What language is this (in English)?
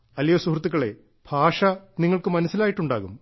Malayalam